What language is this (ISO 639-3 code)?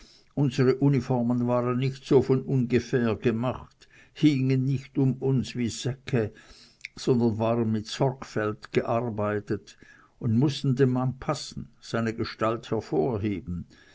deu